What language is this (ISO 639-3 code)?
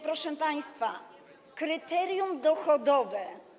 pol